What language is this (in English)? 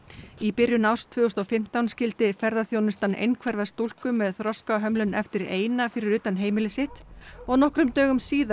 Icelandic